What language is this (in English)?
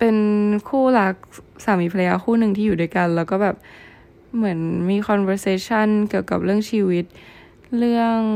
Thai